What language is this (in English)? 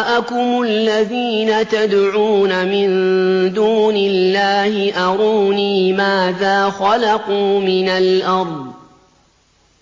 Arabic